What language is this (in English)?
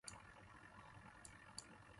Kohistani Shina